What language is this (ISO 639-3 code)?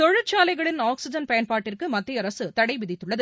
tam